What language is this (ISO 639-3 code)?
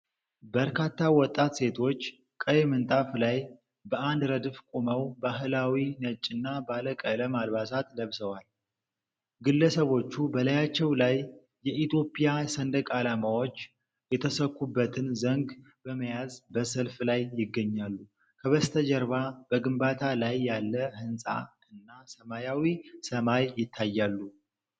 amh